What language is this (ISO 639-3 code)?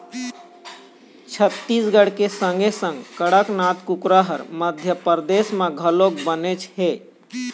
hne